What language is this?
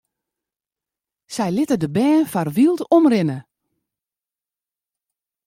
Western Frisian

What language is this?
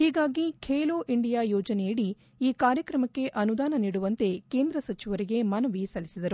Kannada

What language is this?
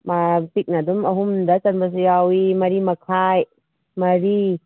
Manipuri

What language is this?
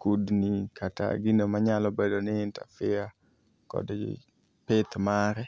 Luo (Kenya and Tanzania)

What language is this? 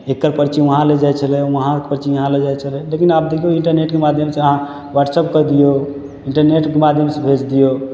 Maithili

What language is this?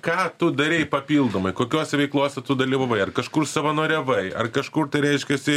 Lithuanian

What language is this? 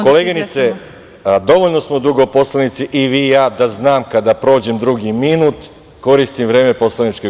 Serbian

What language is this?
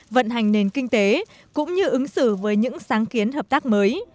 Vietnamese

